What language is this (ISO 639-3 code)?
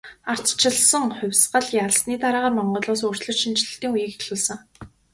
mon